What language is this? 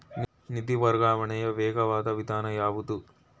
Kannada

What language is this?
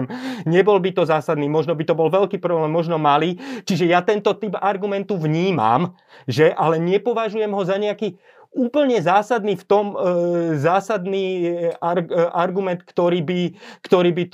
Slovak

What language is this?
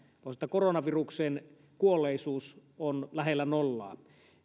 Finnish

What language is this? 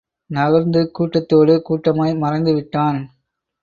Tamil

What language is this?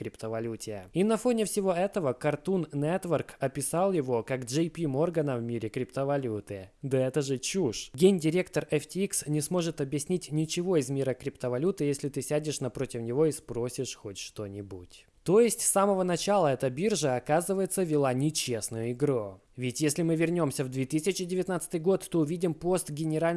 Russian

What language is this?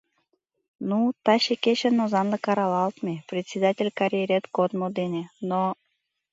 Mari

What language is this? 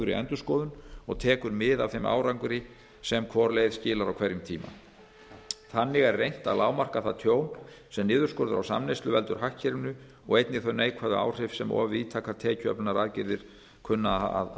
Icelandic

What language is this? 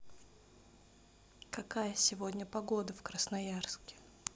Russian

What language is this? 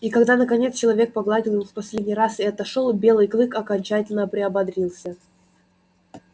Russian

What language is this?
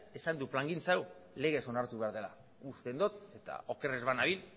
Basque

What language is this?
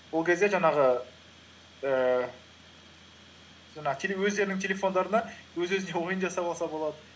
Kazakh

